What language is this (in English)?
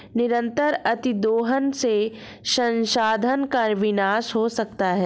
Hindi